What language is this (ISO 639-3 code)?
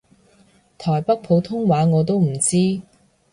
yue